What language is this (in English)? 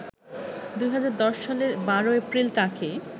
Bangla